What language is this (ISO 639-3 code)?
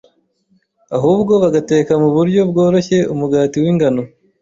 kin